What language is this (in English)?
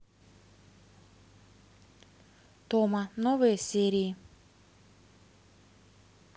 Russian